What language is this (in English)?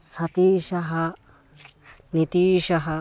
Sanskrit